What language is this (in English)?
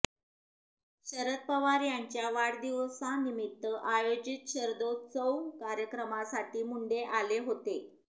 Marathi